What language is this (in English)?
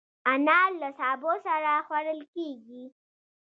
Pashto